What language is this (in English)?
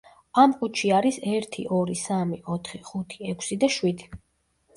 Georgian